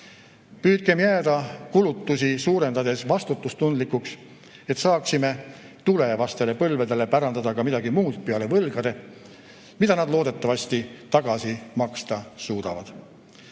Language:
Estonian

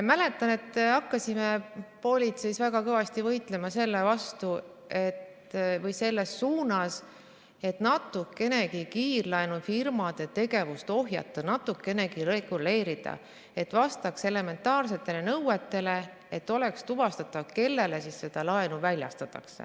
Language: Estonian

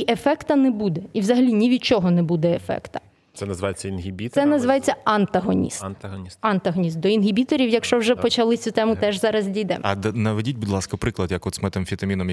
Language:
Ukrainian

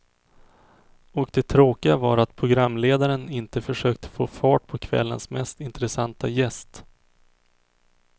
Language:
Swedish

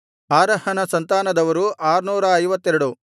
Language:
Kannada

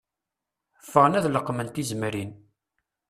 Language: Kabyle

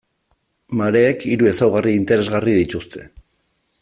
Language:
Basque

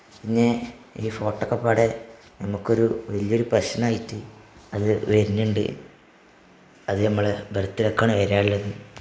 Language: Malayalam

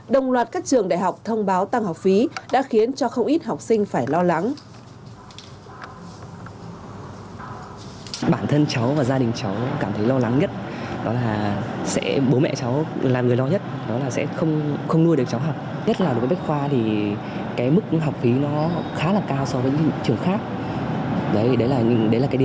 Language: Vietnamese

